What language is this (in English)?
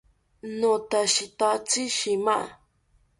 South Ucayali Ashéninka